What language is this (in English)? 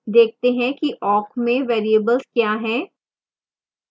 Hindi